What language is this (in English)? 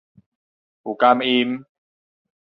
Min Nan Chinese